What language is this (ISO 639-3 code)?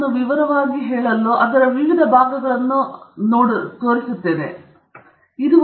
kan